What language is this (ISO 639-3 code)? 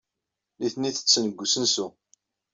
kab